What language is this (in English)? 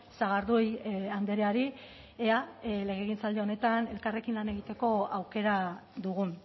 Basque